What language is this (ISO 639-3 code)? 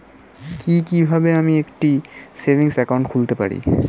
ben